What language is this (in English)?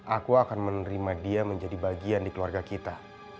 Indonesian